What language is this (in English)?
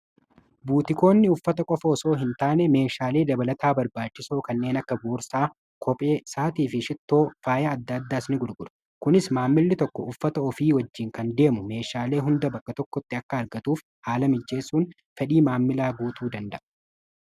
Oromo